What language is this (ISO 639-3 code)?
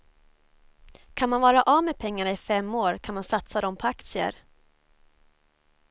swe